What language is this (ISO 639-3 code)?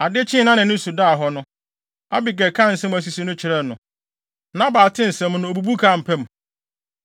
aka